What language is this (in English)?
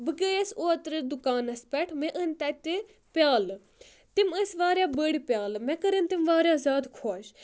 Kashmiri